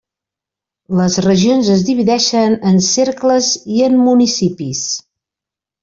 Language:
Catalan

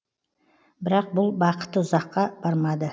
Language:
Kazakh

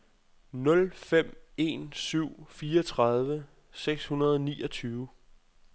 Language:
Danish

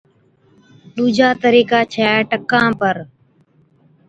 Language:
Od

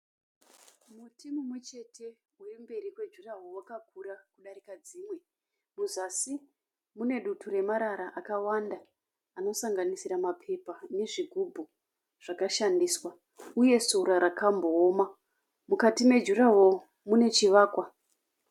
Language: Shona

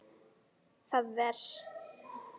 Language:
Icelandic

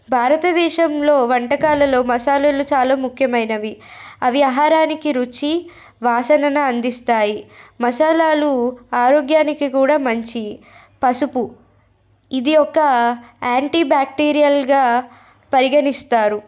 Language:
Telugu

